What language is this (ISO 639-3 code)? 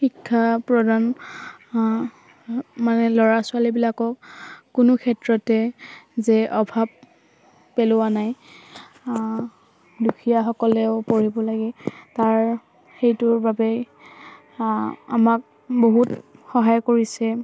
asm